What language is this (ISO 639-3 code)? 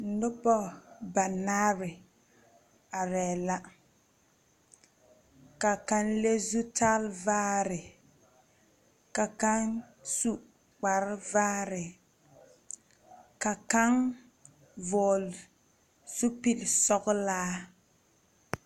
dga